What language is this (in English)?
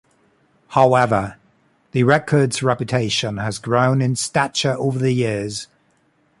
English